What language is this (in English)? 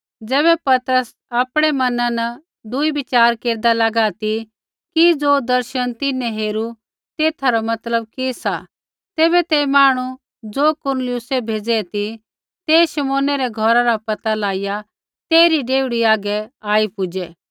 Kullu Pahari